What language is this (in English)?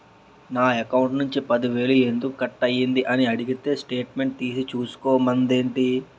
Telugu